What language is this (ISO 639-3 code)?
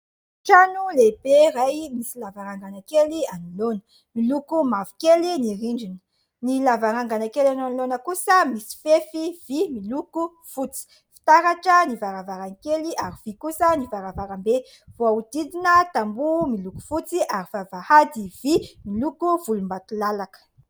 mlg